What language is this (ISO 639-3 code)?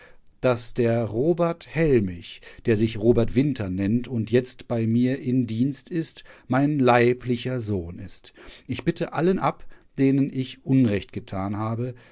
deu